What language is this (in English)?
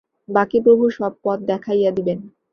Bangla